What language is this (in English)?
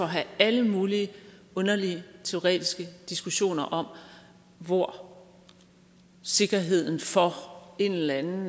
Danish